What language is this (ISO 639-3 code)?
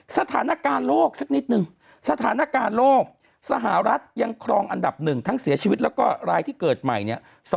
tha